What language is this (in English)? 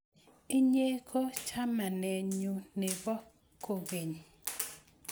Kalenjin